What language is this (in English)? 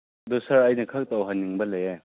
Manipuri